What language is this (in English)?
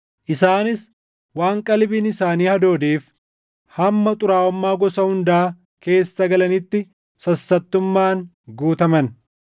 Oromo